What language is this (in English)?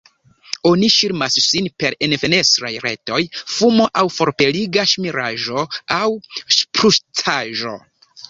Esperanto